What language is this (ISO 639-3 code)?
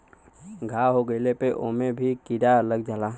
bho